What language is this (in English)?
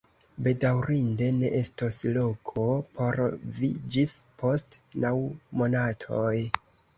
Esperanto